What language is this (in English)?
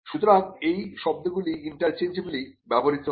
Bangla